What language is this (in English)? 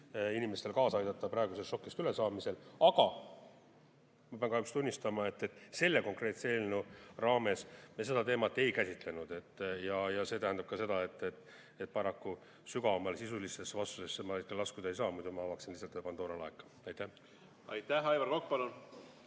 Estonian